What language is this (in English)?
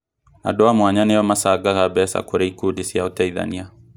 Kikuyu